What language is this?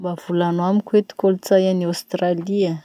Masikoro Malagasy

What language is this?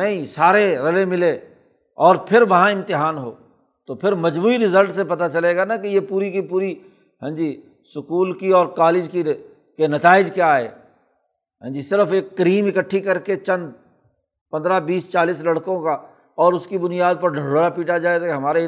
Urdu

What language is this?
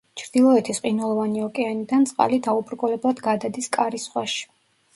Georgian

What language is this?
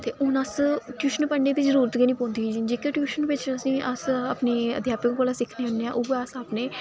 Dogri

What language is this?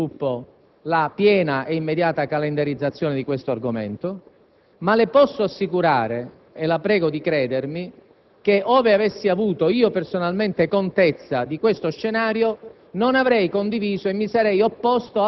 Italian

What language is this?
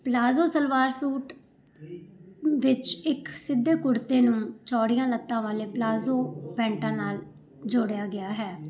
Punjabi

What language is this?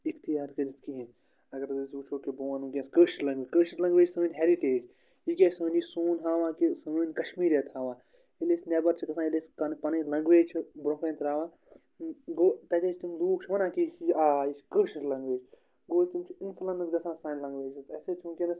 Kashmiri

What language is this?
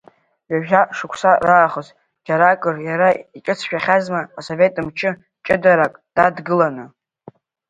Abkhazian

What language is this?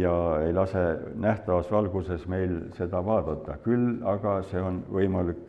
Finnish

